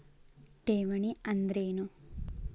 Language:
Kannada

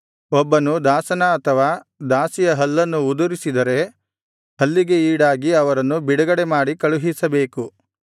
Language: Kannada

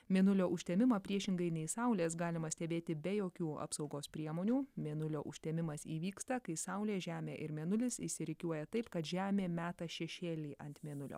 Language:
Lithuanian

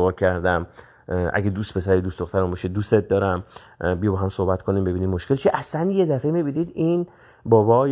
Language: Persian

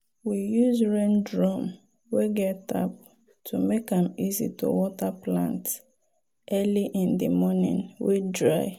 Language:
Nigerian Pidgin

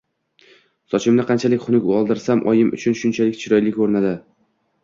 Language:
Uzbek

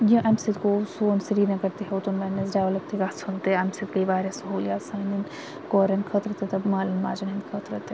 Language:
Kashmiri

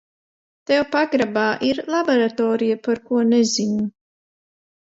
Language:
Latvian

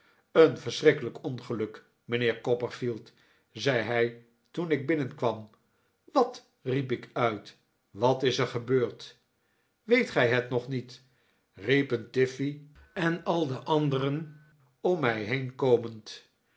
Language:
Dutch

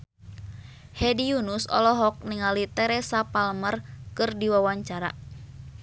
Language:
Sundanese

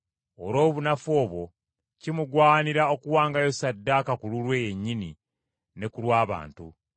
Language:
Ganda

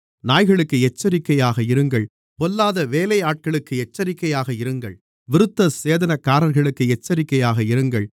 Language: Tamil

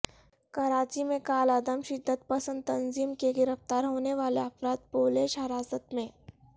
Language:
Urdu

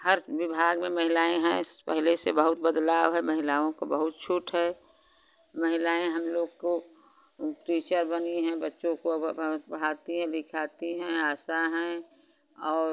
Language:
Hindi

